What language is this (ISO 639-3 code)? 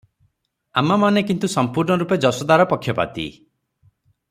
ori